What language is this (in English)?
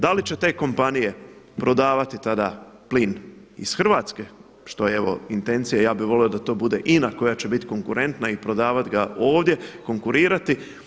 Croatian